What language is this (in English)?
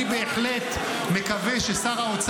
Hebrew